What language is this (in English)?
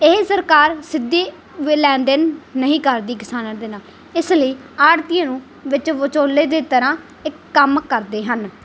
Punjabi